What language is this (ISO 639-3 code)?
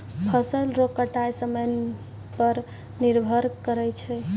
mai